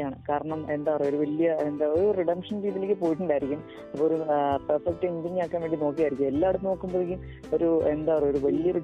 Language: Malayalam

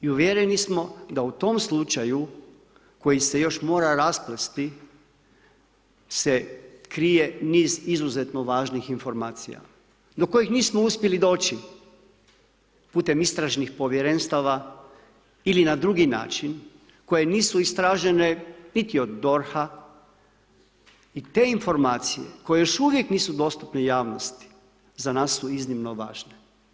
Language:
Croatian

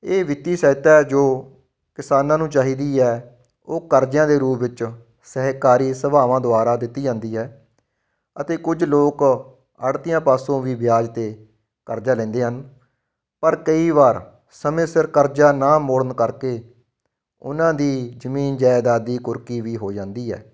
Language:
Punjabi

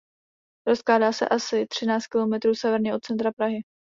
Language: Czech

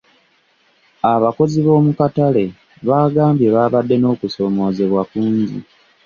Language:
Ganda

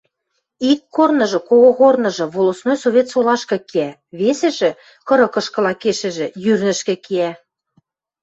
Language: Western Mari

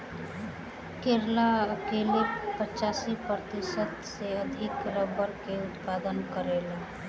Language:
Bhojpuri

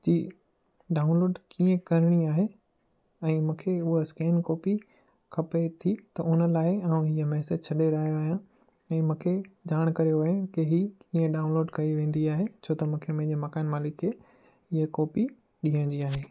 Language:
Sindhi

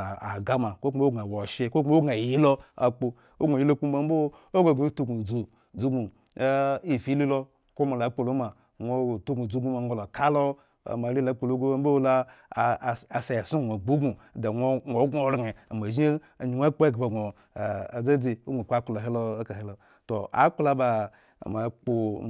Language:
Eggon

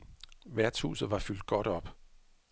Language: Danish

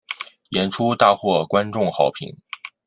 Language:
Chinese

